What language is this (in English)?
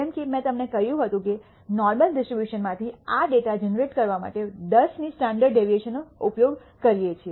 Gujarati